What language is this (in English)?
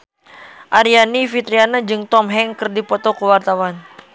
Sundanese